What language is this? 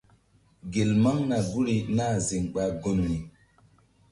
Mbum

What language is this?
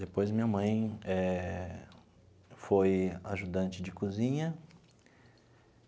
Portuguese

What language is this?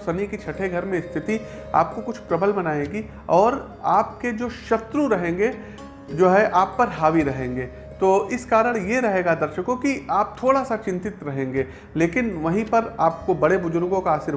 Hindi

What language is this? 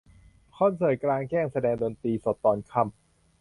Thai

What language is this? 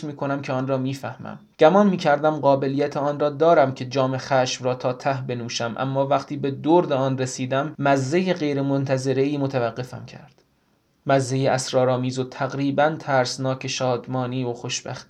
Persian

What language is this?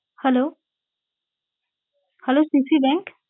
Bangla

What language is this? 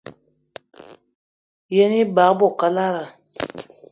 Eton (Cameroon)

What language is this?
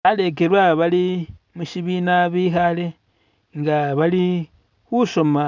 Masaaba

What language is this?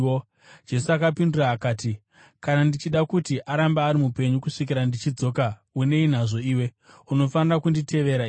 Shona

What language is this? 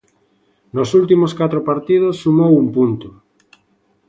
Galician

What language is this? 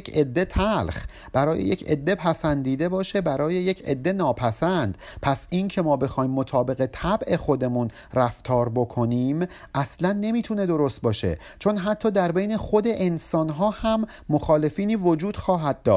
Persian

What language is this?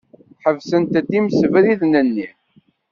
Kabyle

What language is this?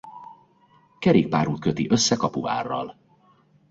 Hungarian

